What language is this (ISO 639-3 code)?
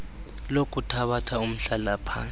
xho